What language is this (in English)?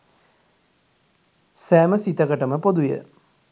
Sinhala